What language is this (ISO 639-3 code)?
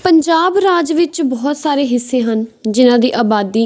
pan